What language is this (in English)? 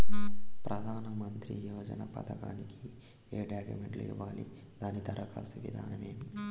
Telugu